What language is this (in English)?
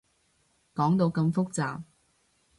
Cantonese